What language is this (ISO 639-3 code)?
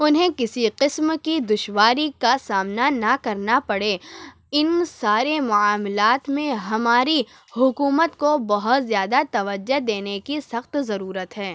urd